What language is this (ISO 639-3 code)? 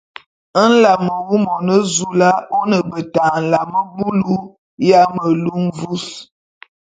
bum